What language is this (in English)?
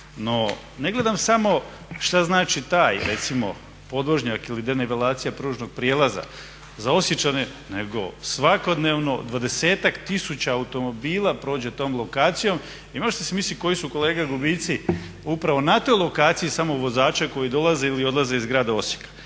Croatian